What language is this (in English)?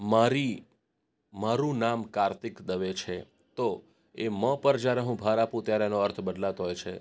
Gujarati